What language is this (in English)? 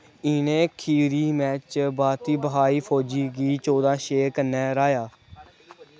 Dogri